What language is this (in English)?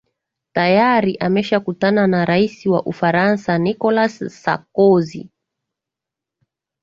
Swahili